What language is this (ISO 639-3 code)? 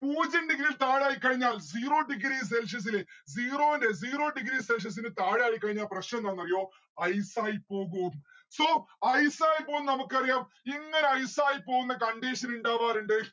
mal